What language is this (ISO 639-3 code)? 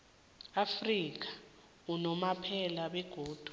nbl